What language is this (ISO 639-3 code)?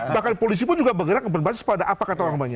ind